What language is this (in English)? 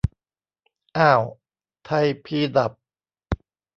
Thai